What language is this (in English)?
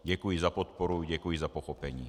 Czech